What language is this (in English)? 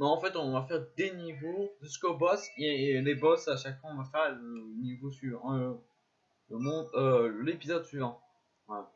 French